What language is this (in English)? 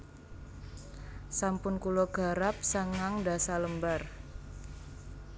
Javanese